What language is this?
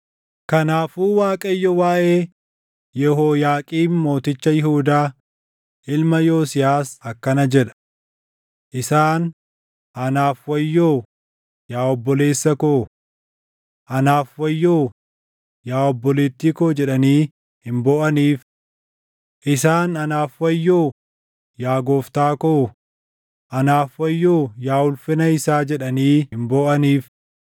Oromo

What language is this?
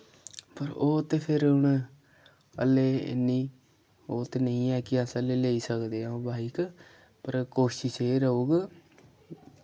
Dogri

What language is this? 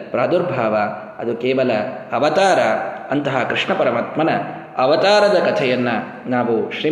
Kannada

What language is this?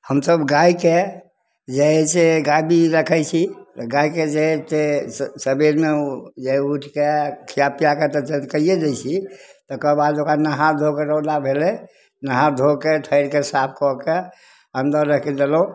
Maithili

